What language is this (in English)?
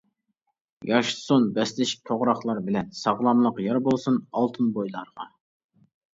Uyghur